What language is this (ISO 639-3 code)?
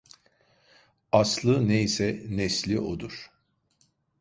tur